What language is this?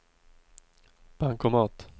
Swedish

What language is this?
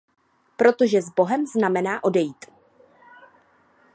Czech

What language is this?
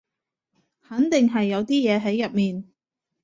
Cantonese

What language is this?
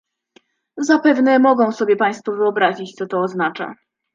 Polish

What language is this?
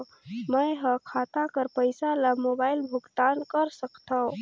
Chhattisgarhi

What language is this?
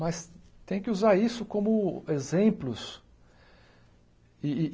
Portuguese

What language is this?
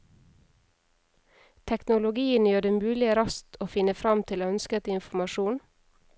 Norwegian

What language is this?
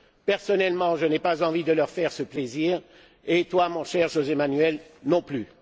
French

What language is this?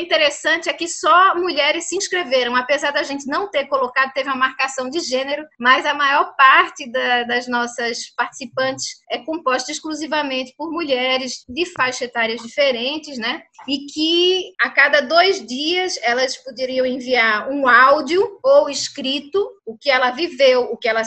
Portuguese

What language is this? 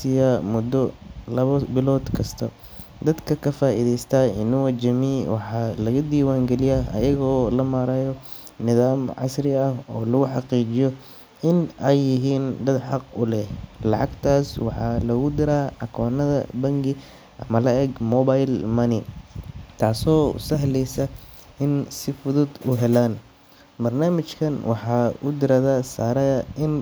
Somali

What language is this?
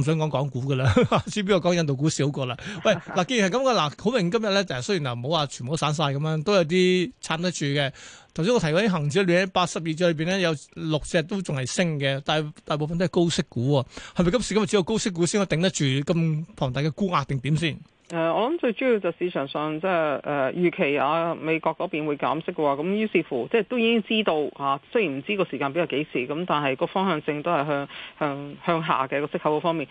Chinese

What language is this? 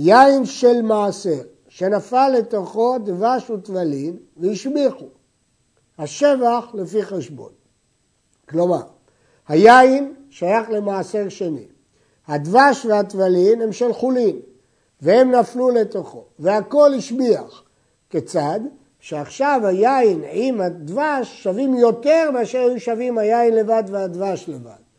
Hebrew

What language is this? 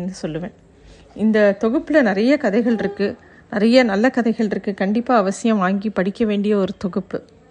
Tamil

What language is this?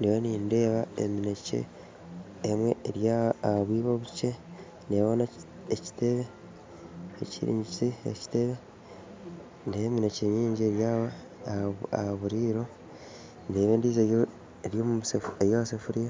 Nyankole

